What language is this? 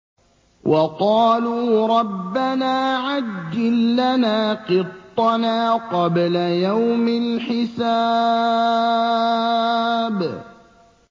Arabic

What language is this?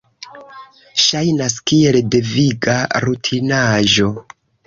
Esperanto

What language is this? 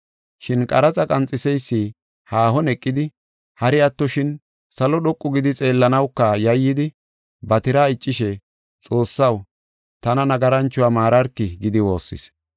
Gofa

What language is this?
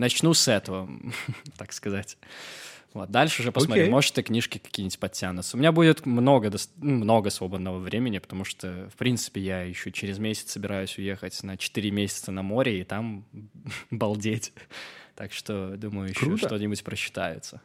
Russian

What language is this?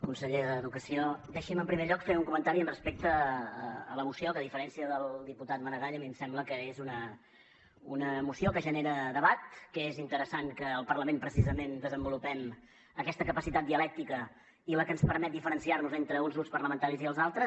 Catalan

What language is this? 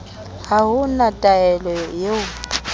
Southern Sotho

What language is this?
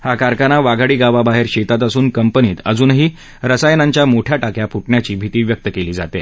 Marathi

